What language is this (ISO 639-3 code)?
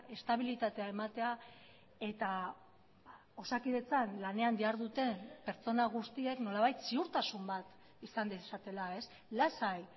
eus